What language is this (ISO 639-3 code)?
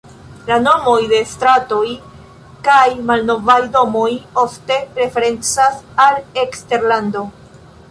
epo